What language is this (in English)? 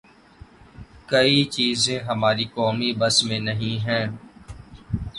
Urdu